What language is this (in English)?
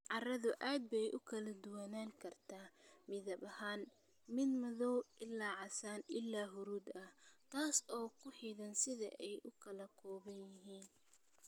Somali